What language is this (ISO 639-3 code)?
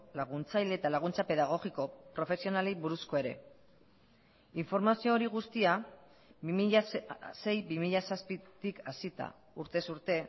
eus